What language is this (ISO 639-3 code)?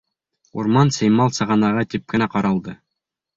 bak